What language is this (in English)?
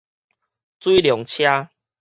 Min Nan Chinese